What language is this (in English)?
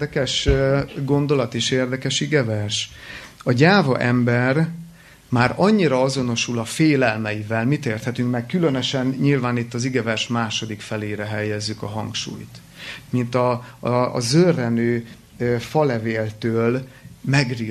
Hungarian